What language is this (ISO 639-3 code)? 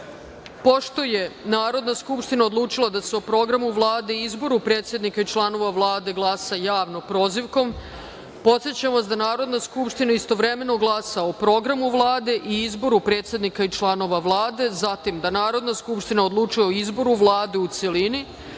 srp